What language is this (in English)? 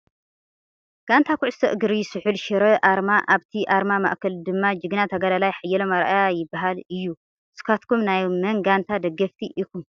Tigrinya